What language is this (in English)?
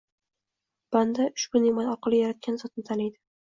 Uzbek